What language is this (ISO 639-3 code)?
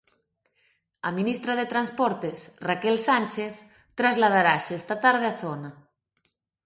glg